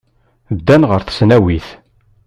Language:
Kabyle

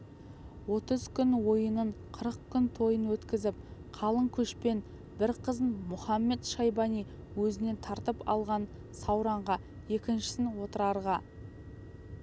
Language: Kazakh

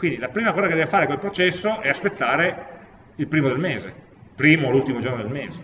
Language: Italian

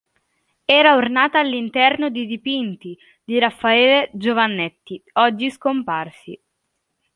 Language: Italian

